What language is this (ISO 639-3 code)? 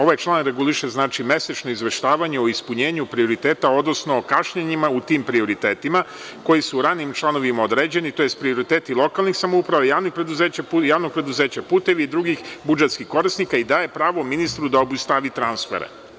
srp